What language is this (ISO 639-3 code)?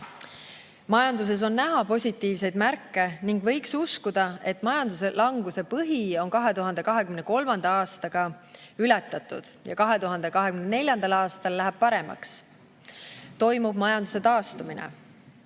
est